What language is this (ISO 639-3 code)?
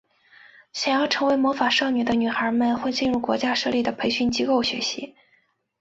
zho